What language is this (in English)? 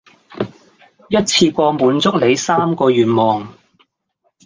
Cantonese